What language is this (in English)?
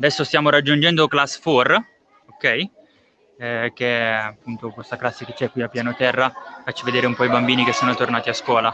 Italian